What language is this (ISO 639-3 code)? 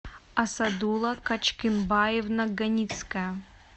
rus